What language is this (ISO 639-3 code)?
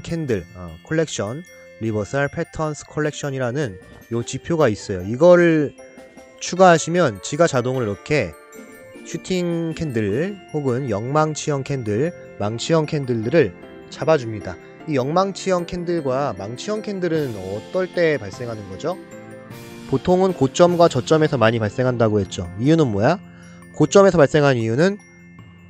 kor